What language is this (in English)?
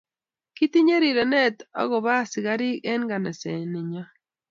Kalenjin